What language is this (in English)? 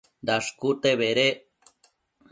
Matsés